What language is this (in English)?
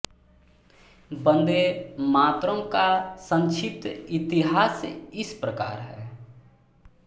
Hindi